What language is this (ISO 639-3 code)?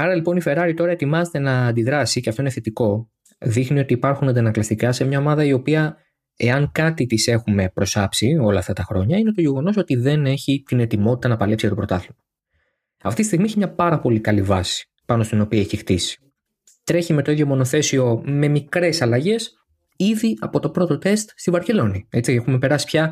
ell